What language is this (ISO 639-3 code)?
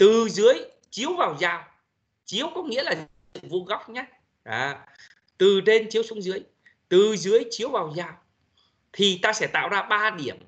vie